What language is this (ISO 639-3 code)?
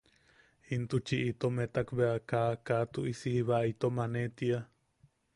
yaq